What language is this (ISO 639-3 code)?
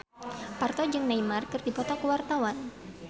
sun